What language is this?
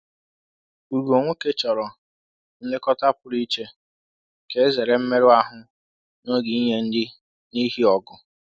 Igbo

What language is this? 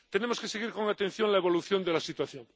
Spanish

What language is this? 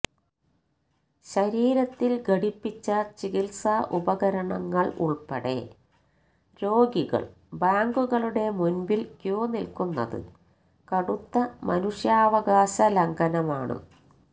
Malayalam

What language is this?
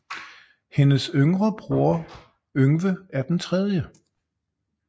Danish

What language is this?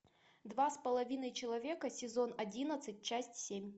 Russian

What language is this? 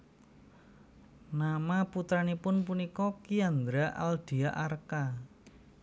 Javanese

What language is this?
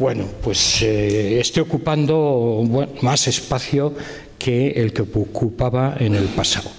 Spanish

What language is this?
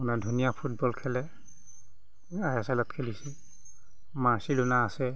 Assamese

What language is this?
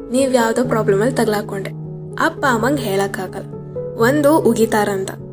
Kannada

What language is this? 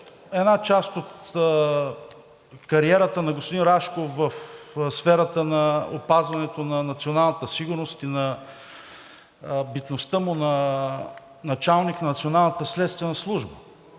Bulgarian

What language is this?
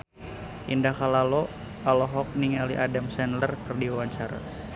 Sundanese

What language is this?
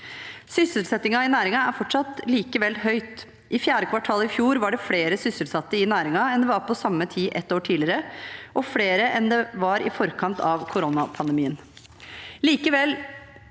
Norwegian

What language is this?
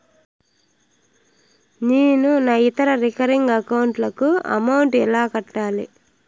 Telugu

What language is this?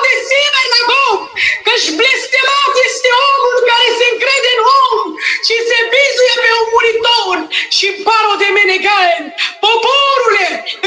Romanian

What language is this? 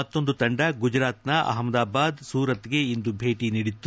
Kannada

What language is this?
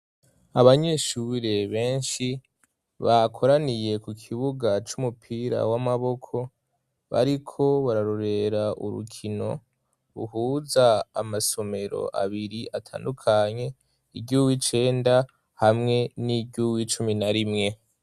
Rundi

